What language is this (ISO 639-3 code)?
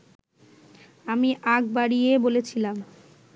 ben